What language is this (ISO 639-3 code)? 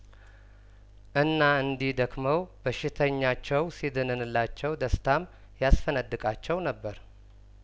amh